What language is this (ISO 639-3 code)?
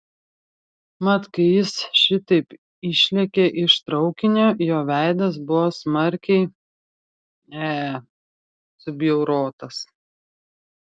lit